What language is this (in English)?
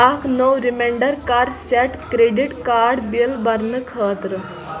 Kashmiri